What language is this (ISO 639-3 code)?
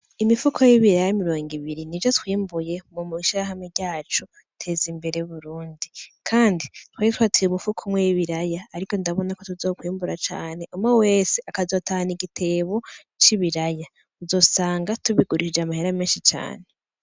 run